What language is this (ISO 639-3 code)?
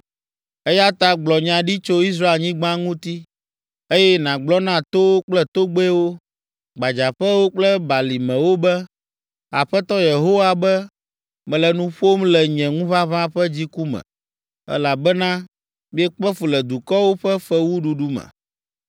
ewe